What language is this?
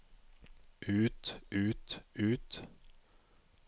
Norwegian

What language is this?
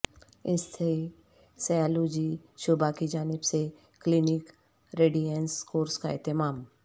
Urdu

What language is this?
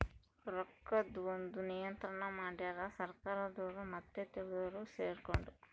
Kannada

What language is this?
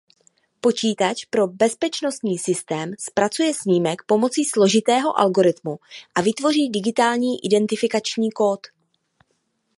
Czech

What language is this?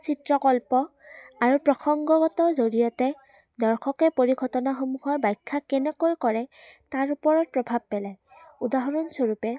Assamese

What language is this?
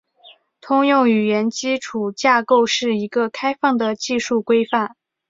Chinese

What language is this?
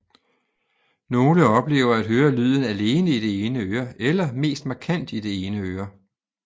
Danish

